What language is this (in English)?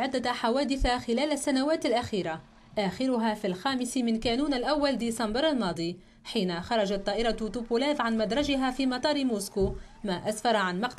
Arabic